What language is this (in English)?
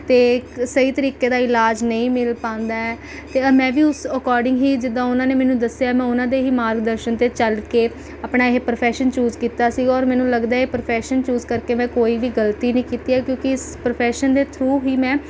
Punjabi